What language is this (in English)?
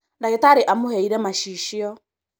Kikuyu